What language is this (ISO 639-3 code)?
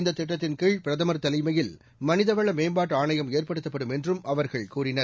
tam